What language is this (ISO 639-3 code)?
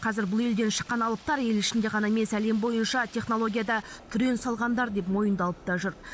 kaz